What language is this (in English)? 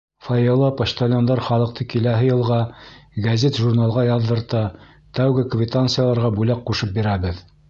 Bashkir